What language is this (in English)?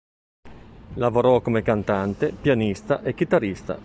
Italian